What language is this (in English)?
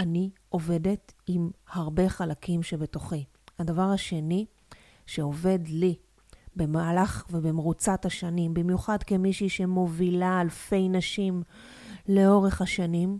Hebrew